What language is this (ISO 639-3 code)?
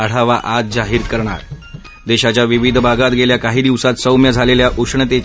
mar